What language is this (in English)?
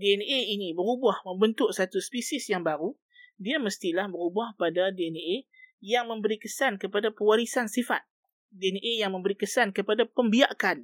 Malay